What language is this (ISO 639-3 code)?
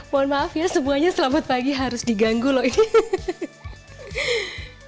ind